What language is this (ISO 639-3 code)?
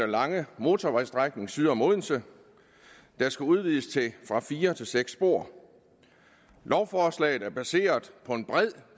dan